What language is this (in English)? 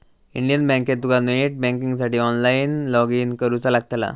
Marathi